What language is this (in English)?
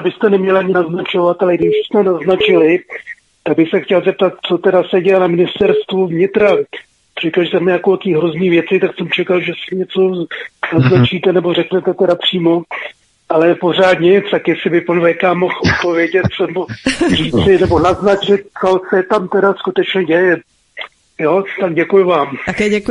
Czech